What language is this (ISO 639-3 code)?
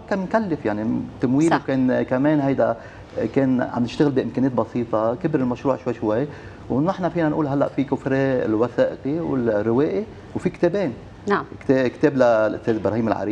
ara